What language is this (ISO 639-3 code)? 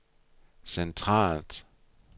dan